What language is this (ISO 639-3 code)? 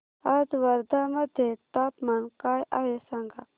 mar